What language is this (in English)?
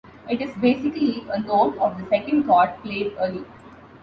English